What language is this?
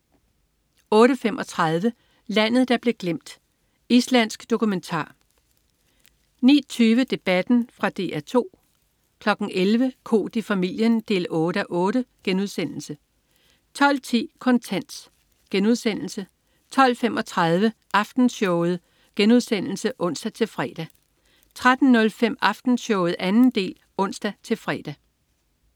Danish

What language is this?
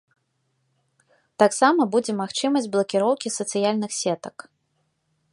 Belarusian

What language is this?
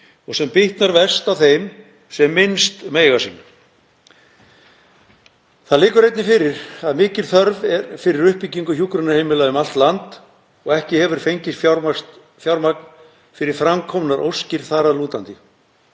Icelandic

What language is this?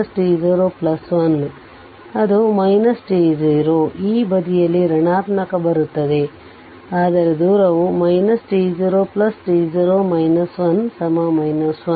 Kannada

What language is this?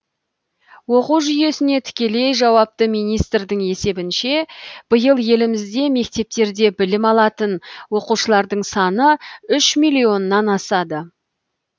Kazakh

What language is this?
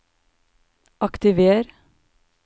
Norwegian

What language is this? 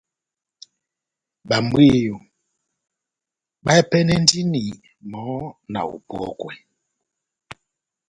Batanga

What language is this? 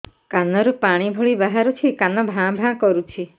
Odia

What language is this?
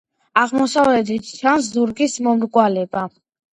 Georgian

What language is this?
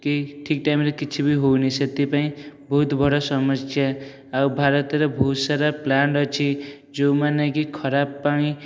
Odia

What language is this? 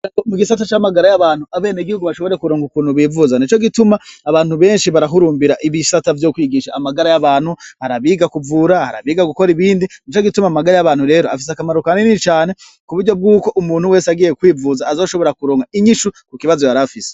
Rundi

